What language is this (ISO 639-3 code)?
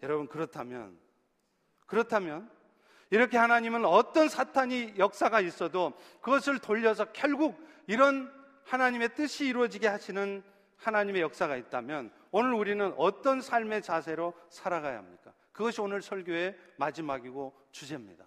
kor